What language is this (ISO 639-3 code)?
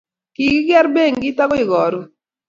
kln